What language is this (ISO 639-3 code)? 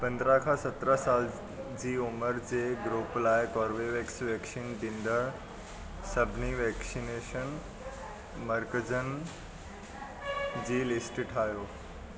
snd